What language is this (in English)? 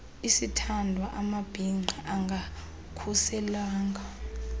Xhosa